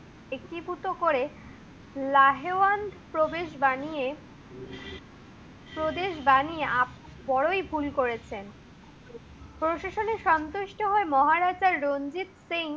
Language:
Bangla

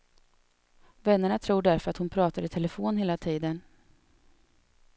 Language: Swedish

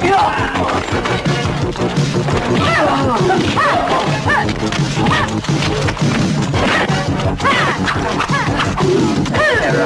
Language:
Vietnamese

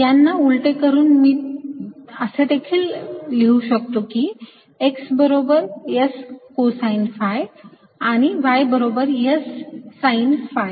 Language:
Marathi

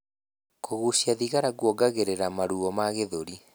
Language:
Kikuyu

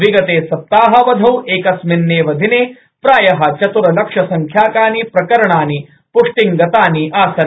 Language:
Sanskrit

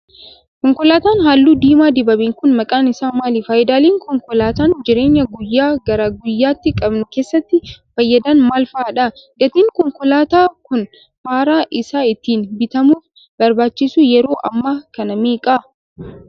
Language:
Oromo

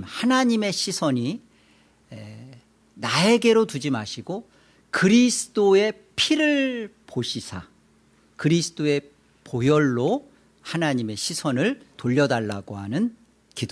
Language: Korean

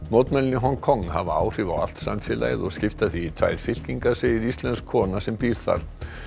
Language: Icelandic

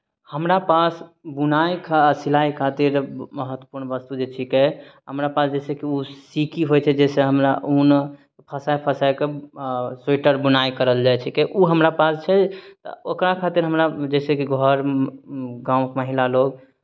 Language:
Maithili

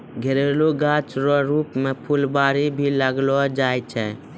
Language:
Maithili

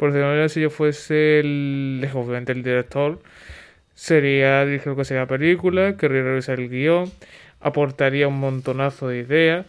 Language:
Spanish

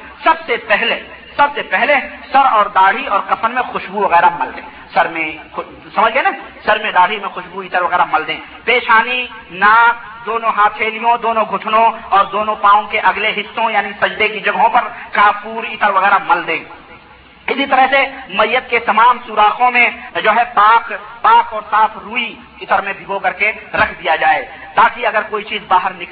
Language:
Urdu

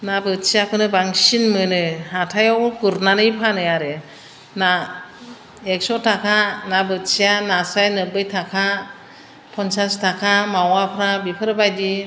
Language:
Bodo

